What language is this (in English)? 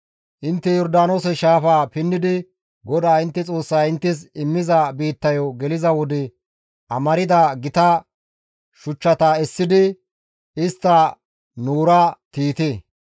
Gamo